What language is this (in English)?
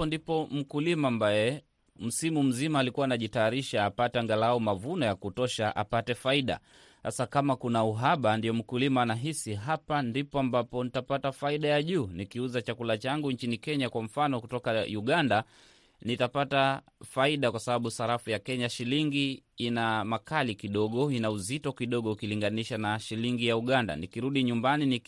Swahili